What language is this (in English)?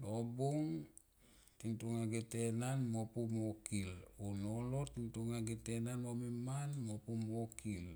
Tomoip